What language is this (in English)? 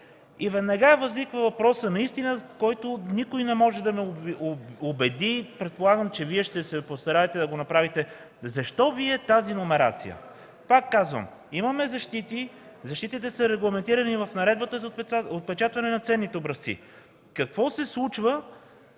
Bulgarian